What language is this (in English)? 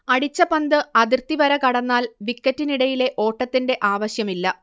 Malayalam